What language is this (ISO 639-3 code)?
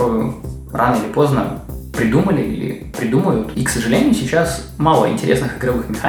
rus